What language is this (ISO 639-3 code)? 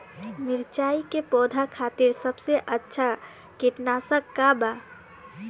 bho